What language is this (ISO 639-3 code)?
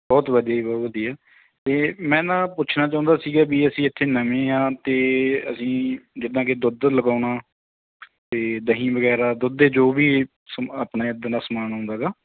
pan